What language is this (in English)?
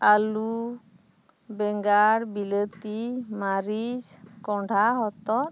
Santali